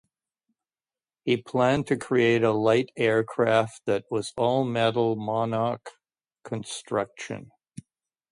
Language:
English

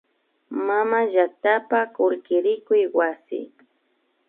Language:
Imbabura Highland Quichua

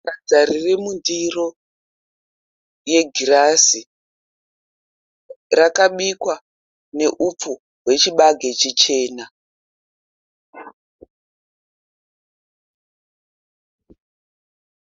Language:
Shona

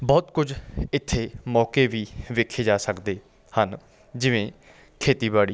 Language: Punjabi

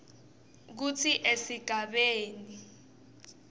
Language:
Swati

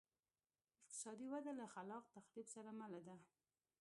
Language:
Pashto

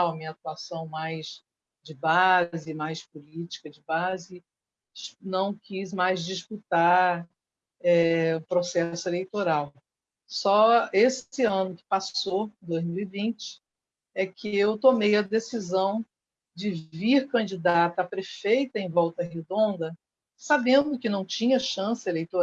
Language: Portuguese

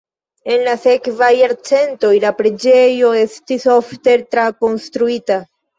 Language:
Esperanto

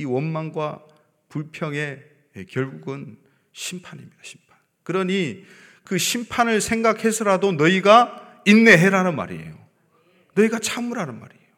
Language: Korean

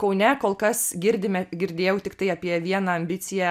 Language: Lithuanian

